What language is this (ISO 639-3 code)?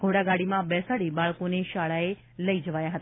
guj